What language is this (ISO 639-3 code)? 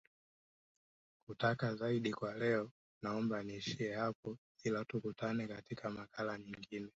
swa